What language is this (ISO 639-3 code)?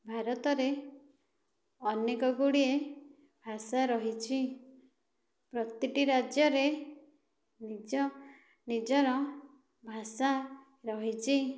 ori